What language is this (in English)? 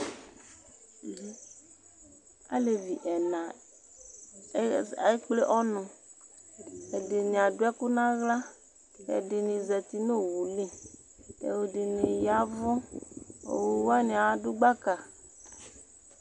Ikposo